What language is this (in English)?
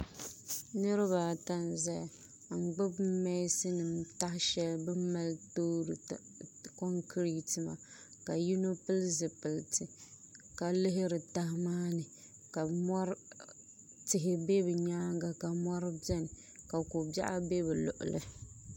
Dagbani